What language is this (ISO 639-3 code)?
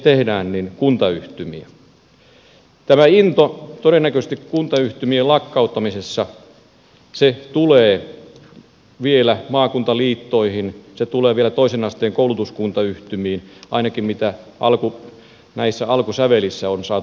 fin